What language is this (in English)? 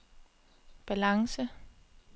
Danish